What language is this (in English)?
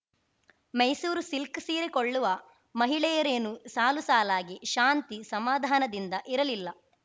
Kannada